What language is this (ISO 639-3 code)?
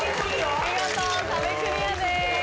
jpn